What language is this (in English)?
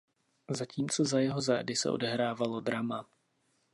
Czech